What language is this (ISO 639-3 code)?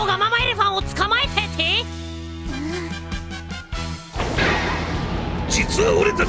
jpn